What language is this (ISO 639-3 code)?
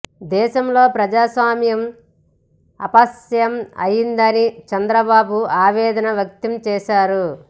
tel